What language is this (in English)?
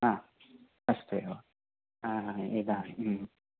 Sanskrit